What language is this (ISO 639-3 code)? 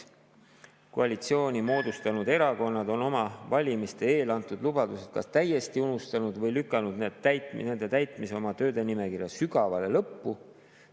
est